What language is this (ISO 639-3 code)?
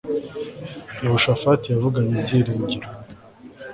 kin